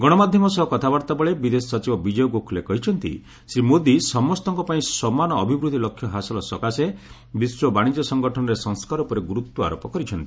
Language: Odia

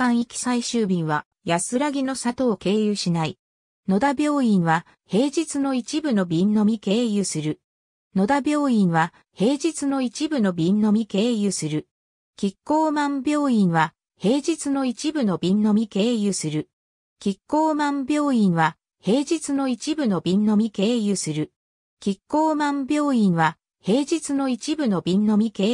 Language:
Japanese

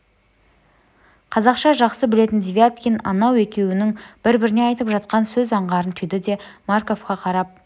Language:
Kazakh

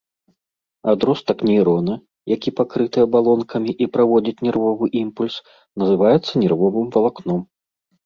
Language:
Belarusian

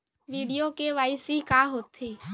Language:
Chhattisgarhi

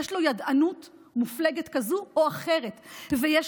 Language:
Hebrew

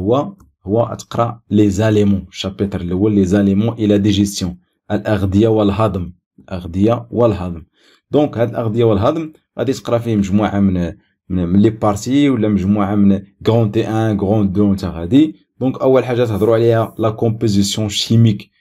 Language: Arabic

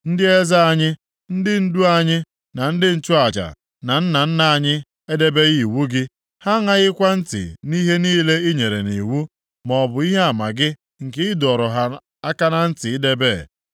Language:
Igbo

